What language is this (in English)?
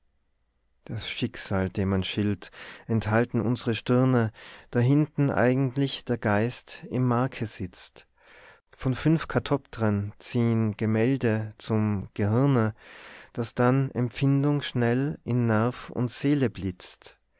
German